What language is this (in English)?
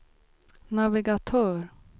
Swedish